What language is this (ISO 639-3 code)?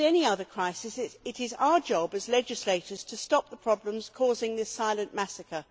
eng